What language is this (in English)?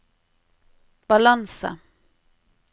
Norwegian